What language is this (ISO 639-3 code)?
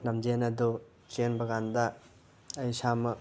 mni